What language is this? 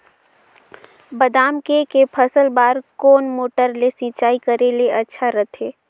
Chhattisgarhi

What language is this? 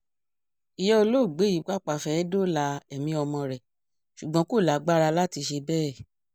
Yoruba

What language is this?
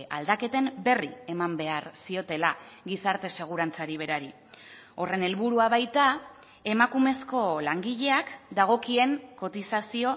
Basque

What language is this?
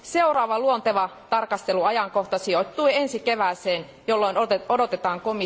Finnish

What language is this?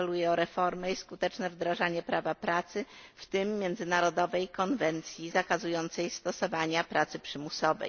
Polish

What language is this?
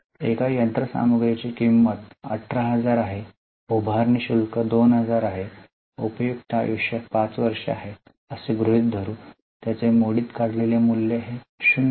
Marathi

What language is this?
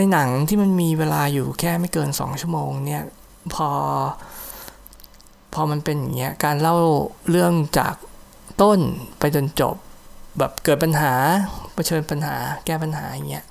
Thai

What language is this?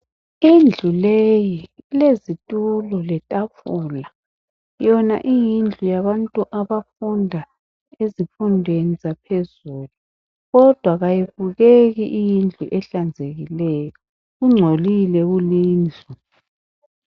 North Ndebele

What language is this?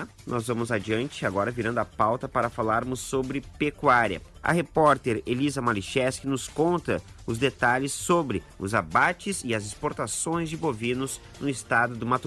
Portuguese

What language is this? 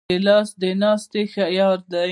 Pashto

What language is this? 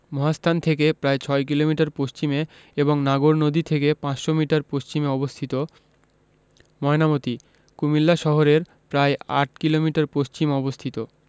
Bangla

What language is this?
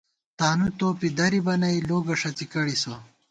Gawar-Bati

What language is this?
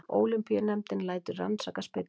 Icelandic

